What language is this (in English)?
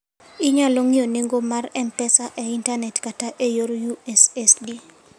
Luo (Kenya and Tanzania)